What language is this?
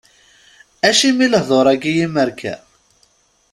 Kabyle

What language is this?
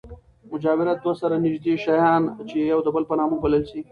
Pashto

